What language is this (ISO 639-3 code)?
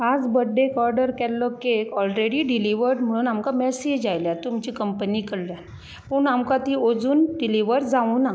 kok